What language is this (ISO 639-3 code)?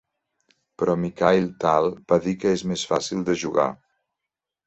cat